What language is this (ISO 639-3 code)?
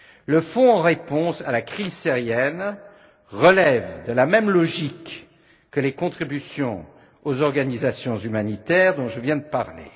fra